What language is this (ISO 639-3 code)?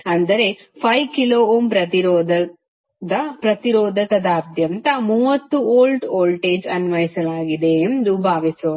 kan